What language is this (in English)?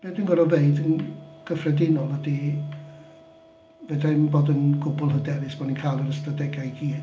Welsh